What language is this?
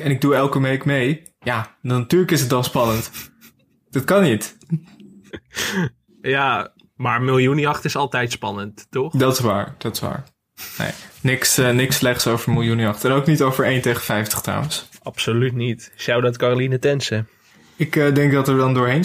Dutch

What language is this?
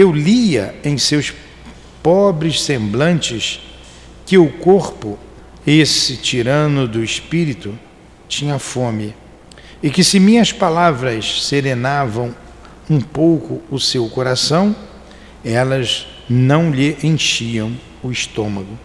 Portuguese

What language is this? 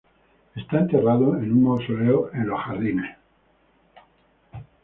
Spanish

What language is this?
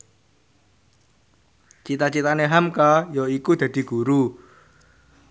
Javanese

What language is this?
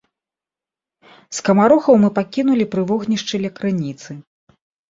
Belarusian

